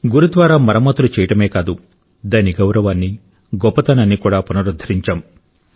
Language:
Telugu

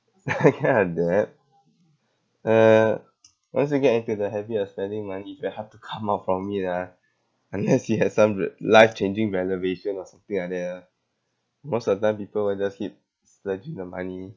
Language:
English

